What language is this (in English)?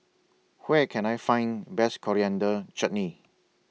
English